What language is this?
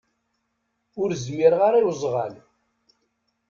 Kabyle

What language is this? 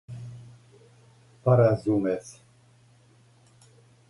Serbian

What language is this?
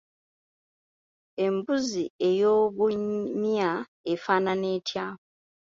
Ganda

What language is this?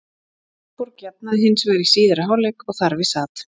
Icelandic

